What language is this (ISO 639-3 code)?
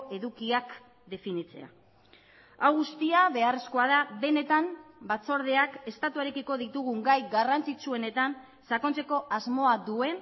eus